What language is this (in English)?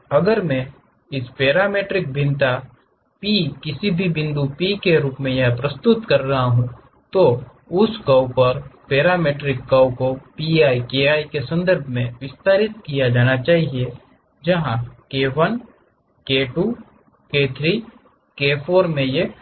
Hindi